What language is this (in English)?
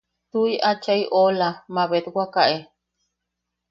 Yaqui